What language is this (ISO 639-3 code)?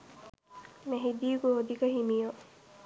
sin